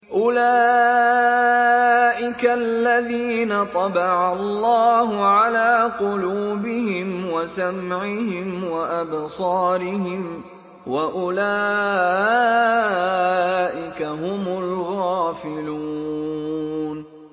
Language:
Arabic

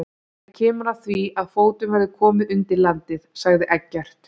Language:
Icelandic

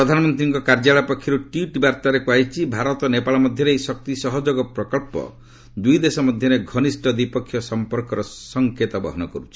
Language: Odia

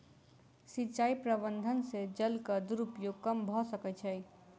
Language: Maithili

